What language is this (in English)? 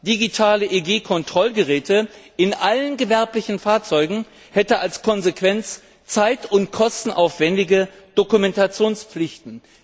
German